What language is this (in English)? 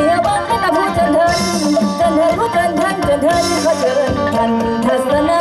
Thai